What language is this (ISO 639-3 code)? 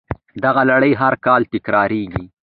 pus